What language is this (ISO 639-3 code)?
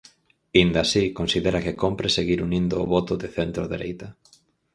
glg